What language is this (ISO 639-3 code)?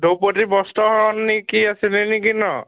asm